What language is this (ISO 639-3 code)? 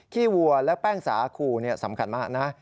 tha